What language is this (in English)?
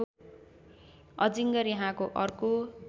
Nepali